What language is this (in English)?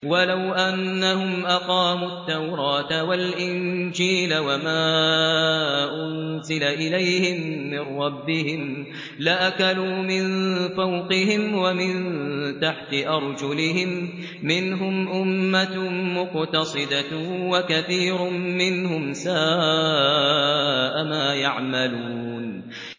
Arabic